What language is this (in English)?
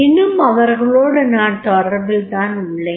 Tamil